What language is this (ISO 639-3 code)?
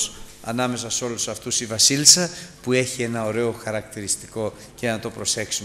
ell